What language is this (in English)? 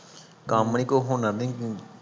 Punjabi